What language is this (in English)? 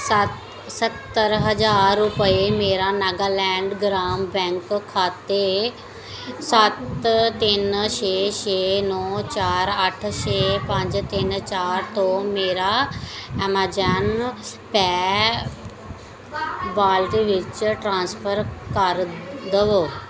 Punjabi